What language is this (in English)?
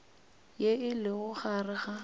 Northern Sotho